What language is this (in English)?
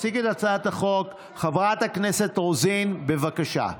Hebrew